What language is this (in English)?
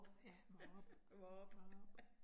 Danish